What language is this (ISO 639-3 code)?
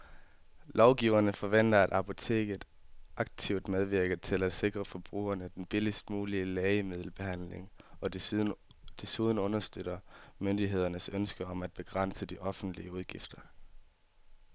dan